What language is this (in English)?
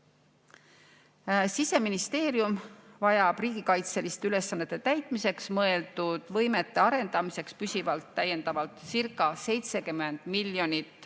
Estonian